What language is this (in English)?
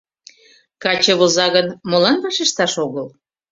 Mari